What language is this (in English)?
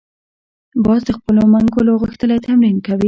Pashto